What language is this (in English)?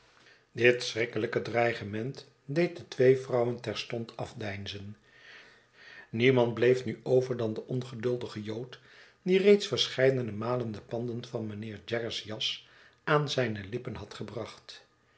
Dutch